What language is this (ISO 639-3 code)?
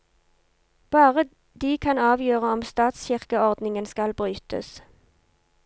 nor